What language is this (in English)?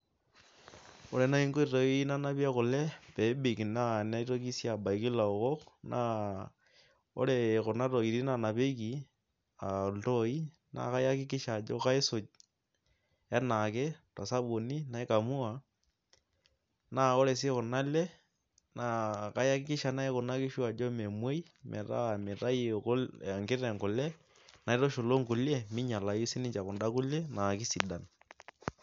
Masai